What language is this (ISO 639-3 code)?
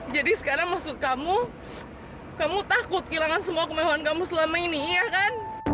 ind